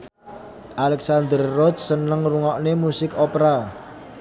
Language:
Javanese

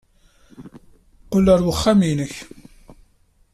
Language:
Kabyle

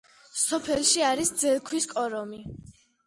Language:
Georgian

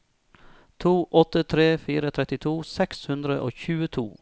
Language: Norwegian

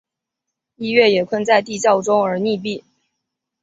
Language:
Chinese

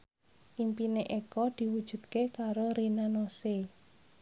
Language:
Javanese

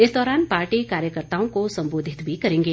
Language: Hindi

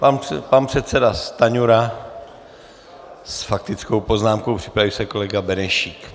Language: Czech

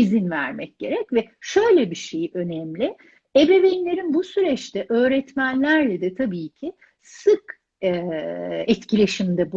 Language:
Turkish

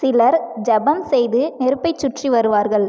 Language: Tamil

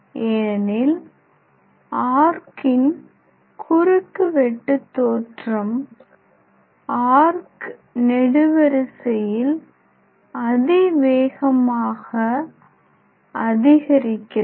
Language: Tamil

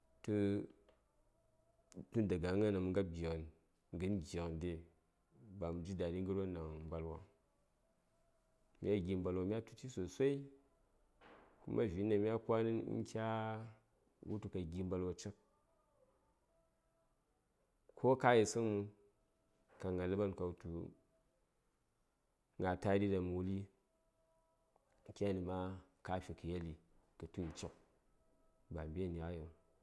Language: Saya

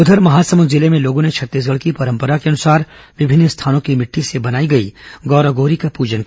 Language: Hindi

